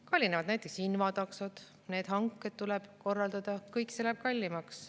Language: Estonian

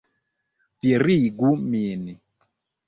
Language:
Esperanto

